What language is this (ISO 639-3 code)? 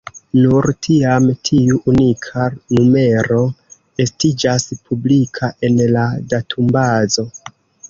epo